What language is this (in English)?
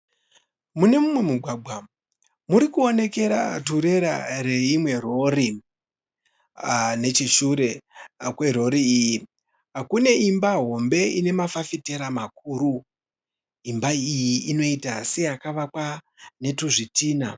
Shona